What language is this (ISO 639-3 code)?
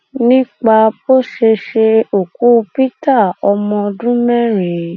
yor